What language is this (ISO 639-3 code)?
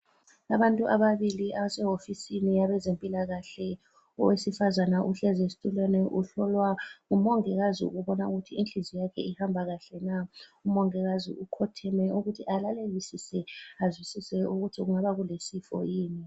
nde